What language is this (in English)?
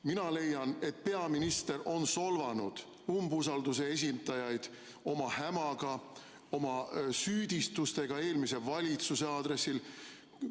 Estonian